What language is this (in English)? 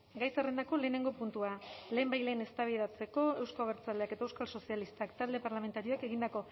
Basque